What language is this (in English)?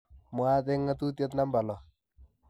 Kalenjin